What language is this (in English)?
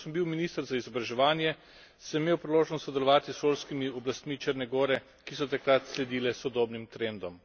Slovenian